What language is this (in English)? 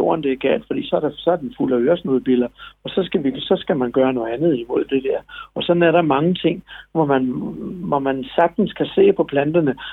Danish